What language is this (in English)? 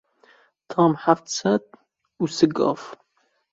Kurdish